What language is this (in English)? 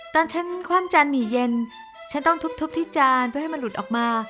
Thai